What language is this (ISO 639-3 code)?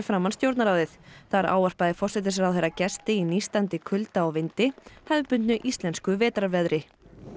isl